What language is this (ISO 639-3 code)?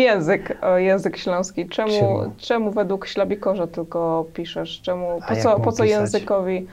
pol